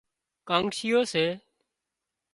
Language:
Wadiyara Koli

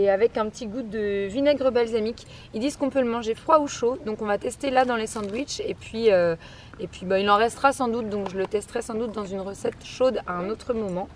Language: French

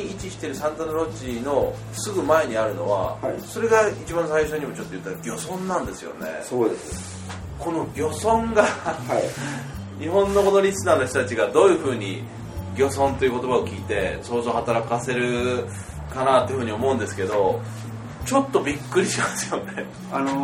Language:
Japanese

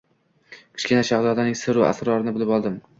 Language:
Uzbek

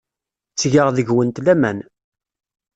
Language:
Kabyle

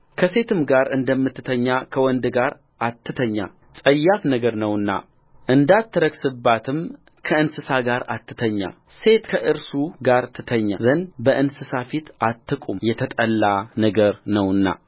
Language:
Amharic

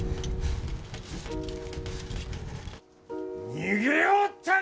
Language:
Japanese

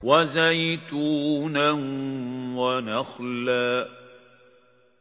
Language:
Arabic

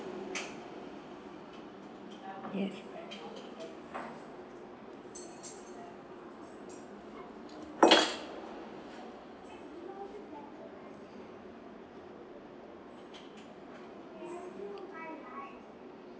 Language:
English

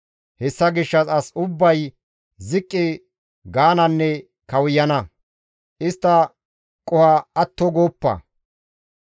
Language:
Gamo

